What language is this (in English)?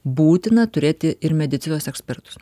Lithuanian